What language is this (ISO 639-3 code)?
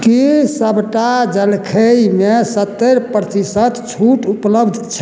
mai